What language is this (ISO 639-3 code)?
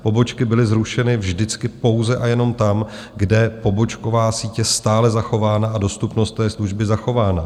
ces